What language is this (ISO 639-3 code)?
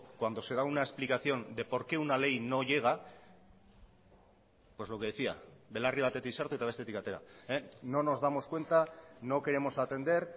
spa